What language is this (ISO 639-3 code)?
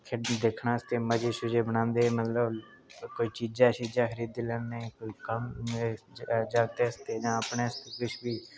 doi